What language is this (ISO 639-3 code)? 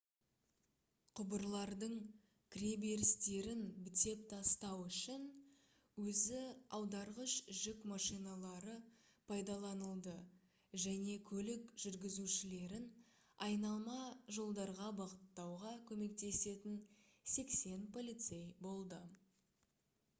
kaz